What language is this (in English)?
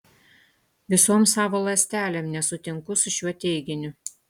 Lithuanian